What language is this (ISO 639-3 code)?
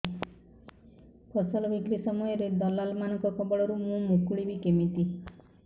ori